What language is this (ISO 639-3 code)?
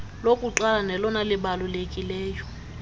xho